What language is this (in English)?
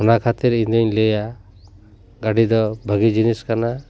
Santali